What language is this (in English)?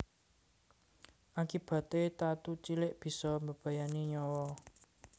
Javanese